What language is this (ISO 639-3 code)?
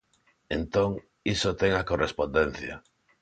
glg